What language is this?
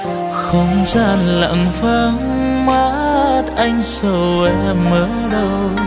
Vietnamese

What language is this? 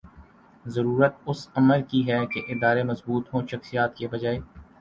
Urdu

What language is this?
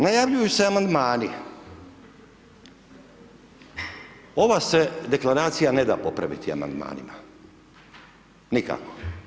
Croatian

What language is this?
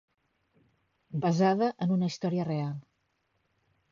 Catalan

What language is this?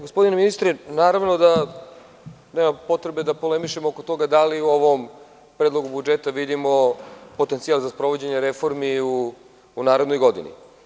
Serbian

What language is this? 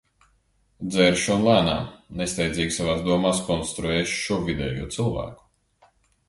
Latvian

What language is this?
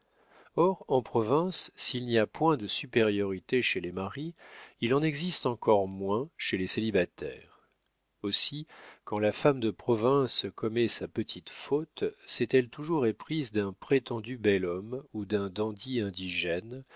French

